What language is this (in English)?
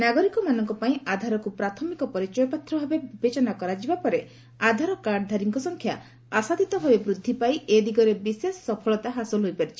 Odia